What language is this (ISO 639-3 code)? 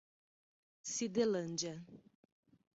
por